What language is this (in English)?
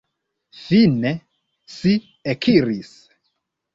Esperanto